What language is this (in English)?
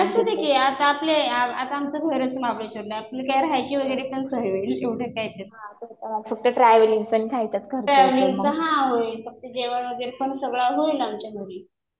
Marathi